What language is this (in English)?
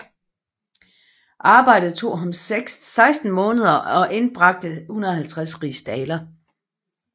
Danish